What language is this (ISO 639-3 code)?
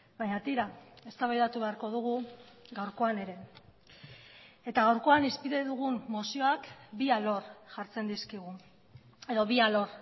eus